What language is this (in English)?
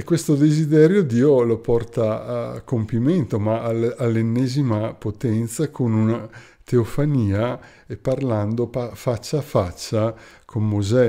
Italian